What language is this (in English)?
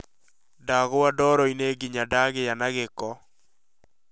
Kikuyu